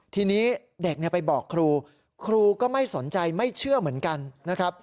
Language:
Thai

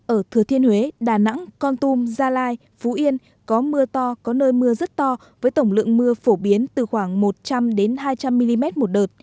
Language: Vietnamese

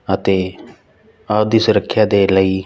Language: Punjabi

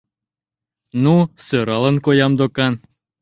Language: Mari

